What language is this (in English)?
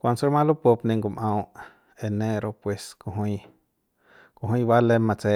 Central Pame